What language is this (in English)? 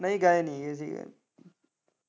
Punjabi